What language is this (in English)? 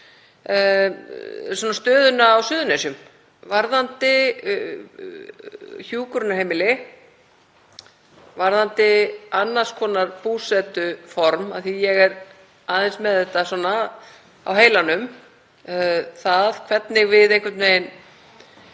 Icelandic